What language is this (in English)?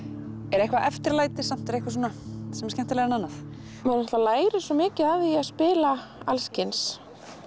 Icelandic